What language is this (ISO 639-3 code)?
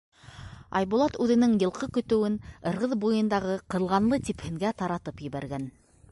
bak